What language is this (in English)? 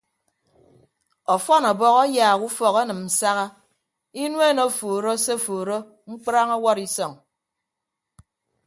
Ibibio